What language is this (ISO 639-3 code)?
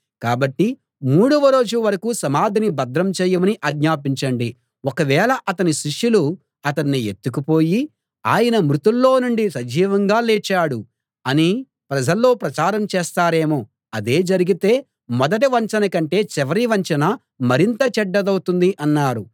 tel